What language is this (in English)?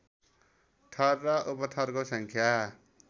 Nepali